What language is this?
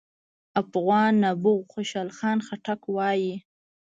Pashto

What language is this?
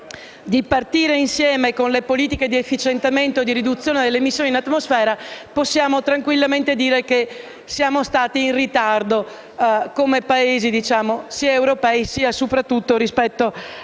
Italian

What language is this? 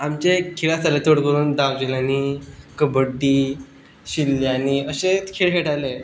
Konkani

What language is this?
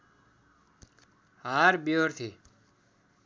Nepali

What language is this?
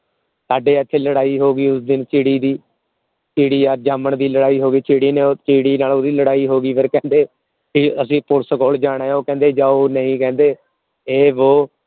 Punjabi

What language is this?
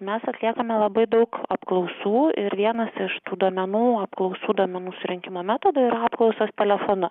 Lithuanian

